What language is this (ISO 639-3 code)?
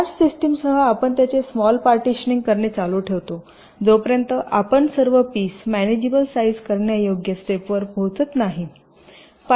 mar